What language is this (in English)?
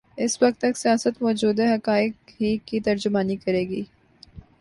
Urdu